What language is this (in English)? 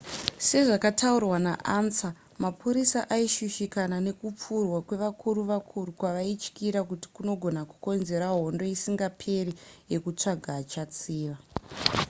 Shona